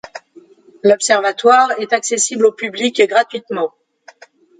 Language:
French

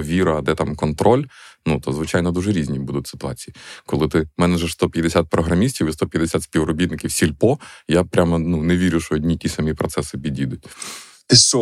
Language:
Ukrainian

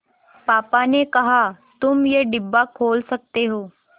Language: Hindi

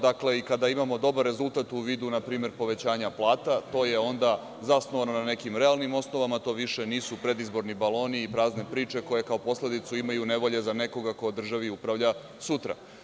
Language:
Serbian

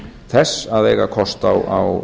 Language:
Icelandic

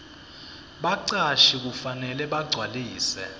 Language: Swati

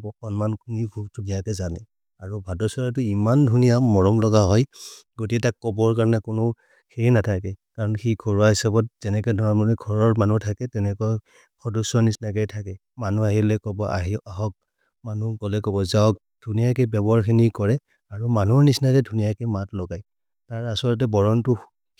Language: Maria (India)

